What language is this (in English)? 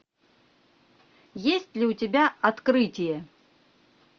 Russian